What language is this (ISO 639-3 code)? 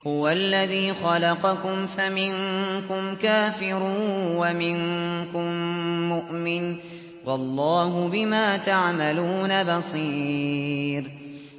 ara